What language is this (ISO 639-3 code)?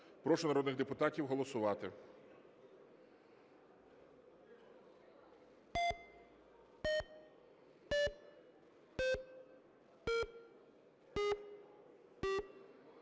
ukr